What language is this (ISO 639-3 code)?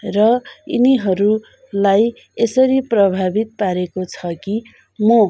nep